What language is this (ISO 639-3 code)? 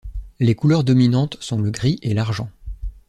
fra